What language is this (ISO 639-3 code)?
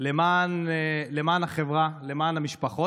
heb